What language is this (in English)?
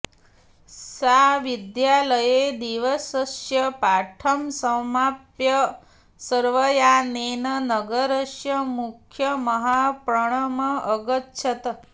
Sanskrit